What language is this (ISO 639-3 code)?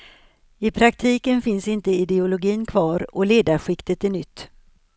swe